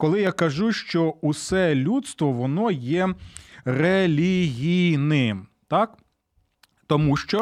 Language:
Ukrainian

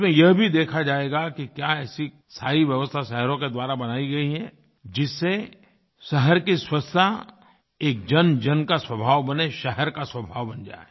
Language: Hindi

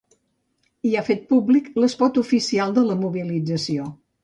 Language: Catalan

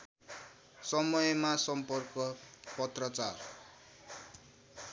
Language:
Nepali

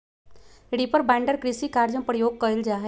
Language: Magahi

